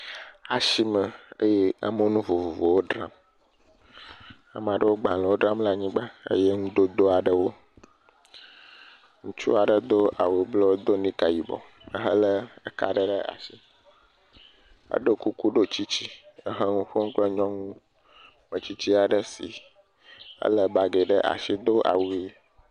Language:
Ewe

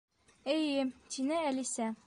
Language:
Bashkir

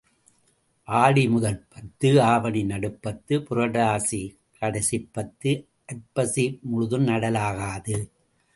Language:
Tamil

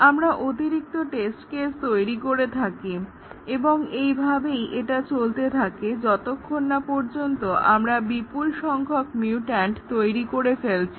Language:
Bangla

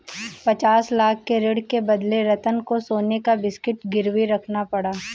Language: Hindi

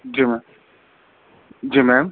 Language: Urdu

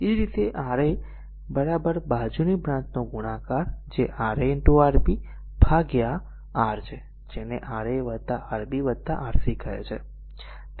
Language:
Gujarati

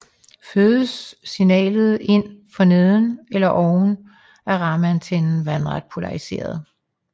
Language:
Danish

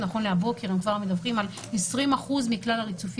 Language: Hebrew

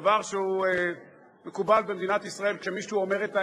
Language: Hebrew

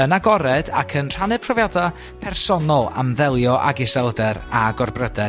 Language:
Welsh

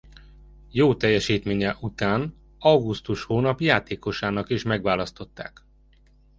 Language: Hungarian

